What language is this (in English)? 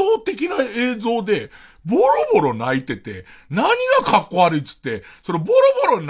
Japanese